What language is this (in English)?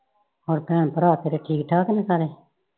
Punjabi